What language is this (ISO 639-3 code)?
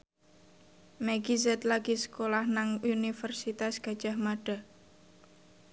jav